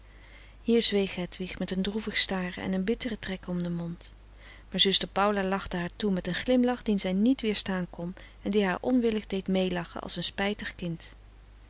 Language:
Dutch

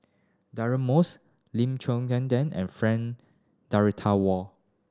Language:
English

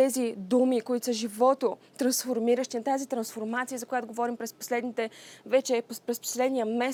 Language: Bulgarian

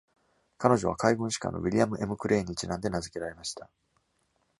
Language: Japanese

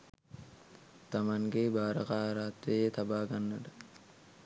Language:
Sinhala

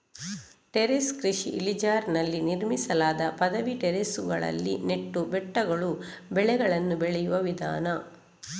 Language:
Kannada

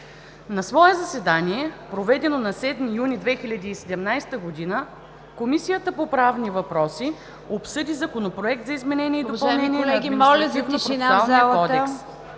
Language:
Bulgarian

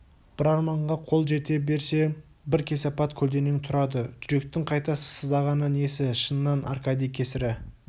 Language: Kazakh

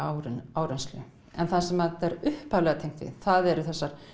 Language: Icelandic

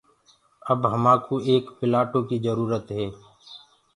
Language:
Gurgula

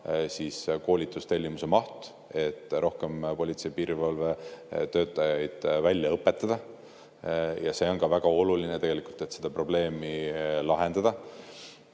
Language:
Estonian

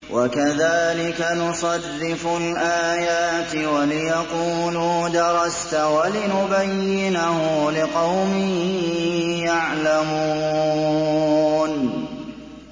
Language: Arabic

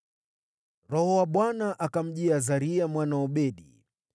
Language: Swahili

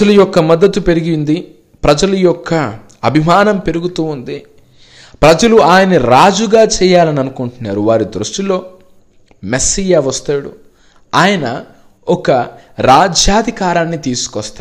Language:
Telugu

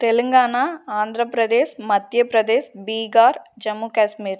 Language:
Tamil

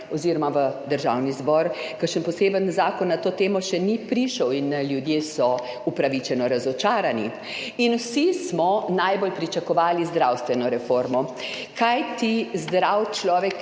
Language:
Slovenian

